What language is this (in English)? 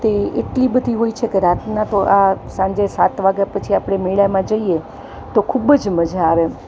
Gujarati